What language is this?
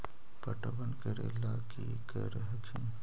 Magahi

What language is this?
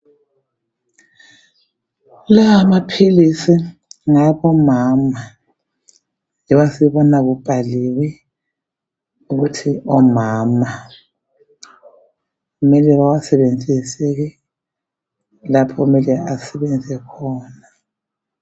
North Ndebele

